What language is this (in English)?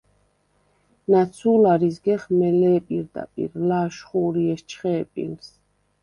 Svan